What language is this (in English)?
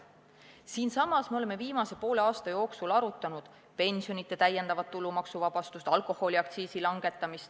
Estonian